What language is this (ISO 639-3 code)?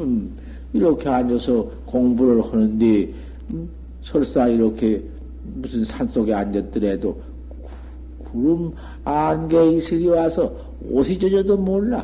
kor